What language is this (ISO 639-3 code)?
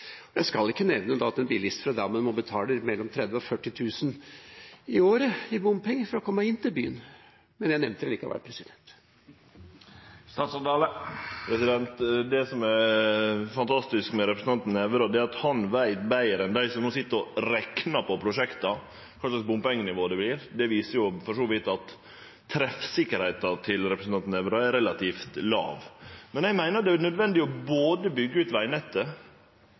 nor